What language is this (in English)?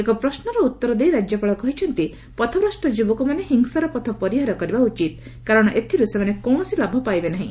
Odia